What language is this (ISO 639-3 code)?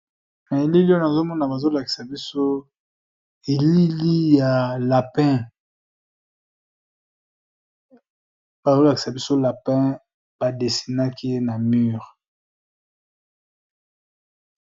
lin